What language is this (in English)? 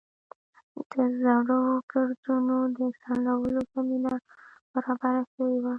Pashto